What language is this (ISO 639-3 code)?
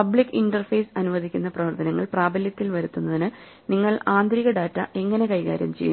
mal